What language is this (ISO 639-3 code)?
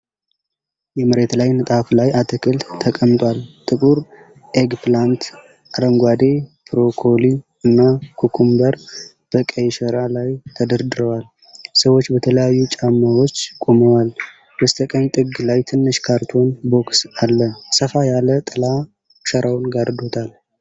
amh